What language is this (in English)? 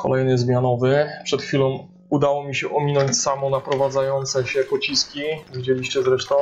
Polish